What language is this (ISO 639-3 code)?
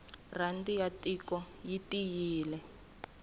tso